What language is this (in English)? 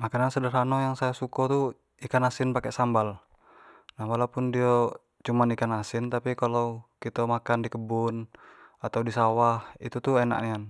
Jambi Malay